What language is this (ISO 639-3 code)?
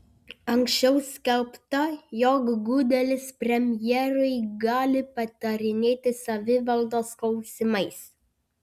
lit